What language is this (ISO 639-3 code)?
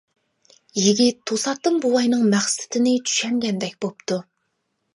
uig